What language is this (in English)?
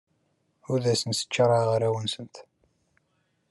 Kabyle